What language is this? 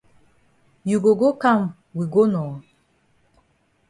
Cameroon Pidgin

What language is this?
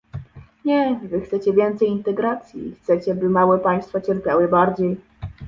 Polish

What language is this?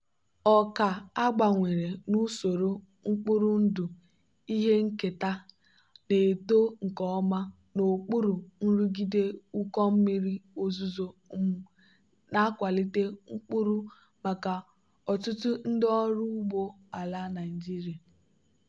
Igbo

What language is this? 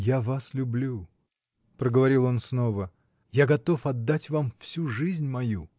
Russian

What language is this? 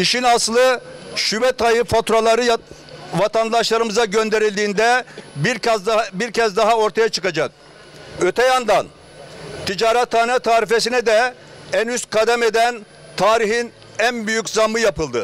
Turkish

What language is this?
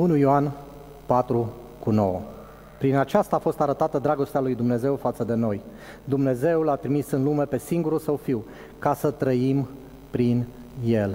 Romanian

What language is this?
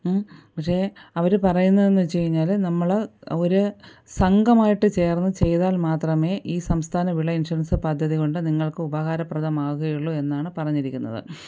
Malayalam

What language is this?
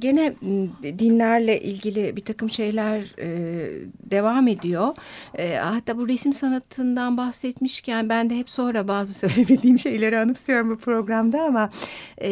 Turkish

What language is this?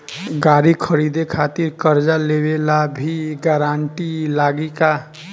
Bhojpuri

